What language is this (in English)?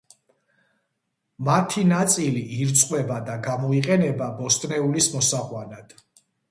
Georgian